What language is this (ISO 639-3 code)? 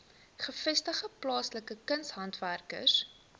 afr